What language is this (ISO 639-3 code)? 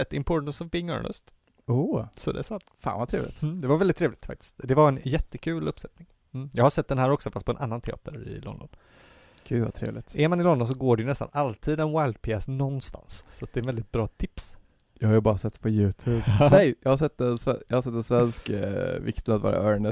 swe